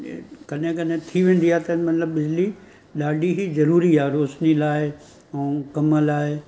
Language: Sindhi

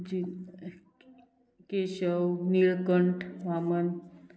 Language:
Konkani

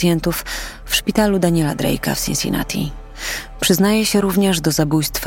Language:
Polish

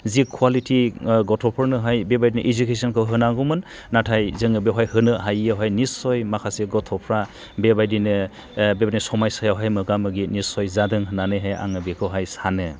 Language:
Bodo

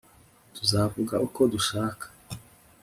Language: Kinyarwanda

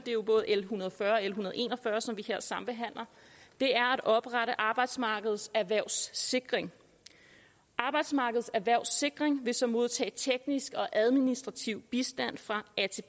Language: Danish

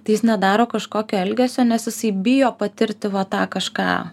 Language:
Lithuanian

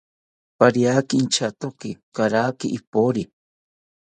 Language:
South Ucayali Ashéninka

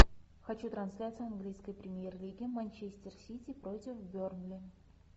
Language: Russian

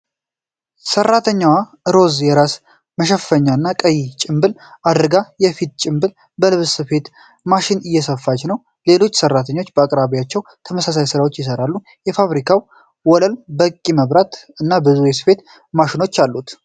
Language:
Amharic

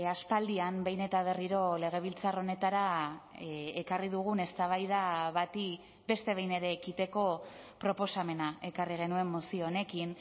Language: Basque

